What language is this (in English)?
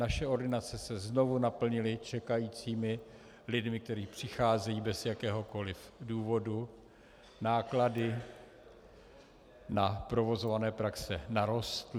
Czech